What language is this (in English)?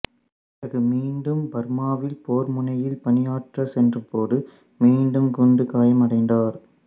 Tamil